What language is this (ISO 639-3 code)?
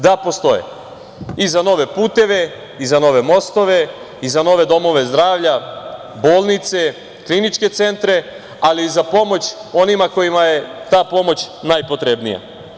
srp